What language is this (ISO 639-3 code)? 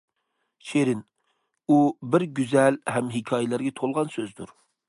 uig